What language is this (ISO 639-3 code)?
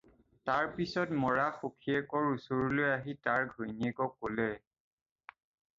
asm